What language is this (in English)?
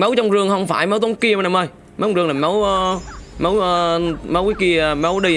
Vietnamese